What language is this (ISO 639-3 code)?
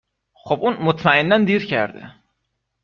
fas